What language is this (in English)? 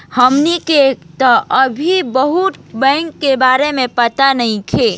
Bhojpuri